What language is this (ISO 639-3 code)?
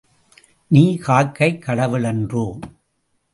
tam